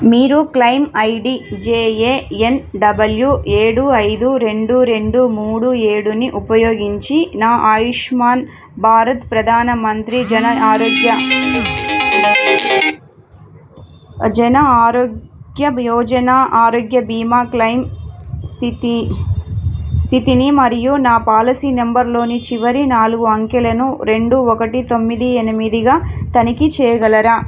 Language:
Telugu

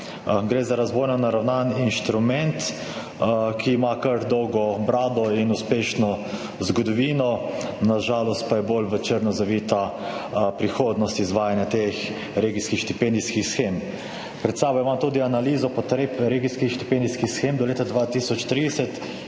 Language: Slovenian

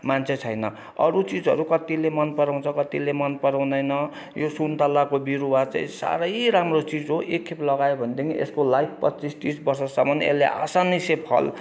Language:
Nepali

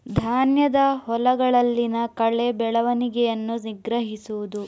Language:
Kannada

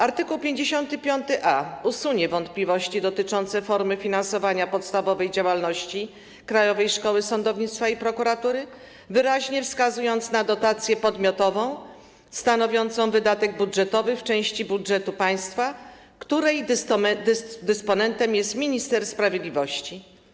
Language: Polish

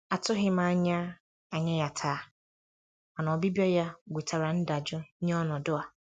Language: Igbo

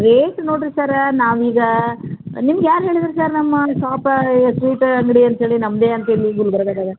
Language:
Kannada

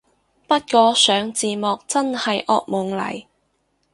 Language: Cantonese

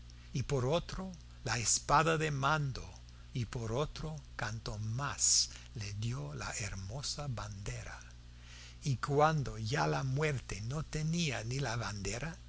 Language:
Spanish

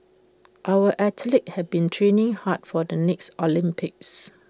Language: English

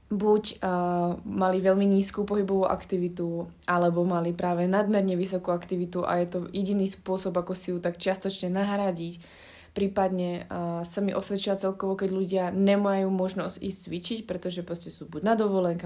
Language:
Slovak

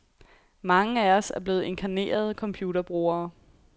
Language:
Danish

